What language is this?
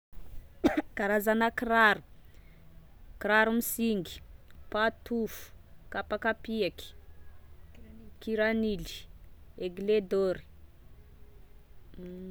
Tesaka Malagasy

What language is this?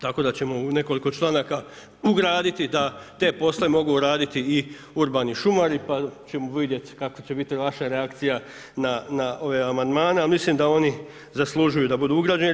Croatian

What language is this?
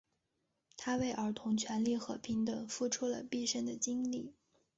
Chinese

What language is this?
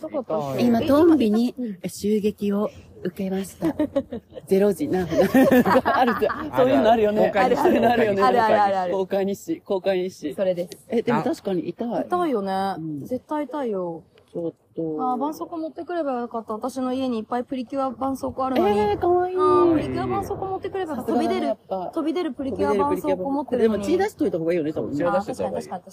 Japanese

